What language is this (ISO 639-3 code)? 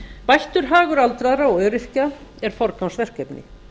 isl